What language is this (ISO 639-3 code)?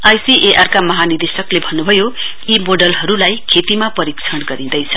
nep